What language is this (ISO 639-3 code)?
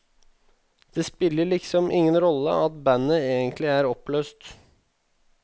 nor